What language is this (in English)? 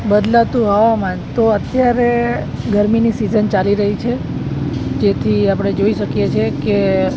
Gujarati